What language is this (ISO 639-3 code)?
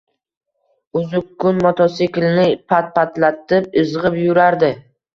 uzb